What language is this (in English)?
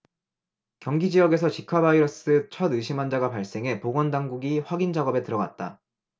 Korean